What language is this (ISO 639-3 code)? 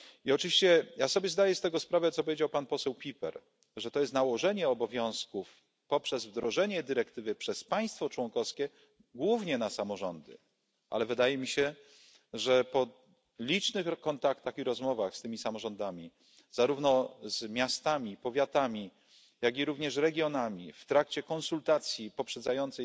pol